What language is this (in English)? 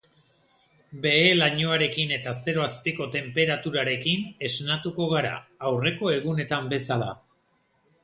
Basque